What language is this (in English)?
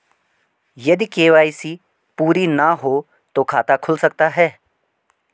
Hindi